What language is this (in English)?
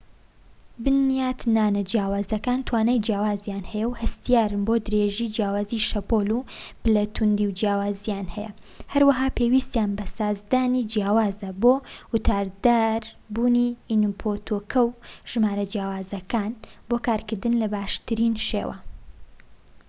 Central Kurdish